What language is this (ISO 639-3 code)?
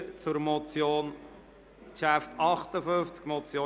gsw